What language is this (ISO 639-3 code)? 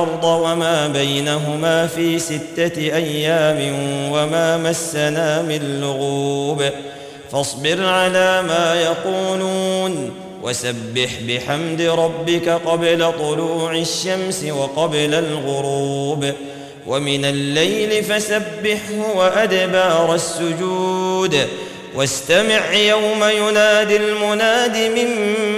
ara